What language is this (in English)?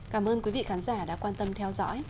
Vietnamese